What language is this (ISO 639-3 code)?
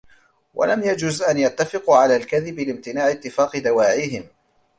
ara